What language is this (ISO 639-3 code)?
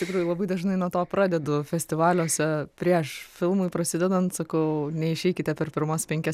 lit